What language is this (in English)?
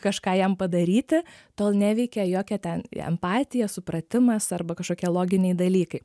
Lithuanian